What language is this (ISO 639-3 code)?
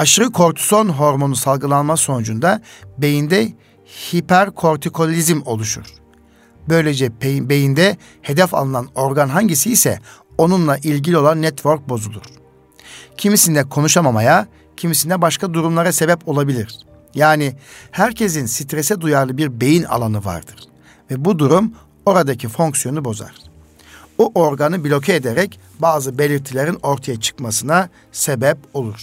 tur